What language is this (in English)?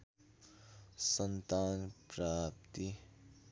Nepali